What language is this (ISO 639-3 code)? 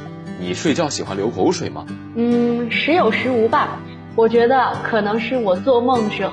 zho